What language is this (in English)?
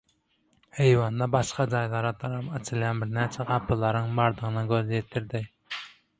Turkmen